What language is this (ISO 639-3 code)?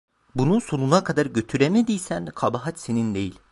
tur